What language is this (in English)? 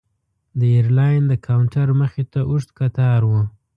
Pashto